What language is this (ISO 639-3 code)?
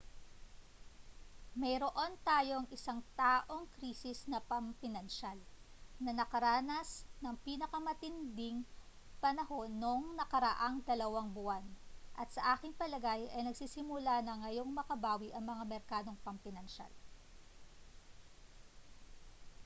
fil